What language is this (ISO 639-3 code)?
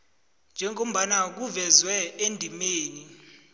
nbl